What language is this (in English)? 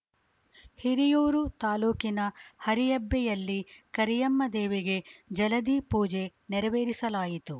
Kannada